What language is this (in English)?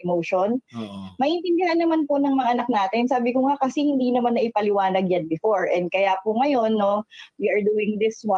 Filipino